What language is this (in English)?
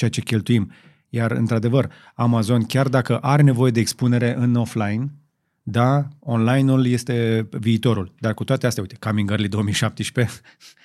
Romanian